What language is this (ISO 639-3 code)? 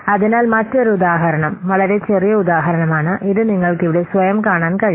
mal